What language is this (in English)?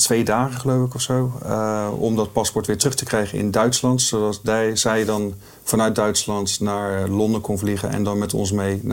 Dutch